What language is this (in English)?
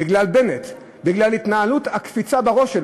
Hebrew